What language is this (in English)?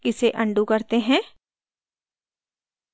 Hindi